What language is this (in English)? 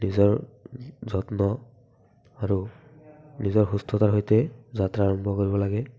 Assamese